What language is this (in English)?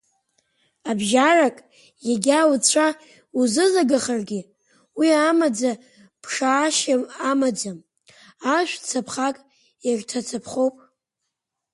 Abkhazian